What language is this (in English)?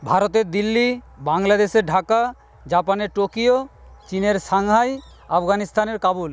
Bangla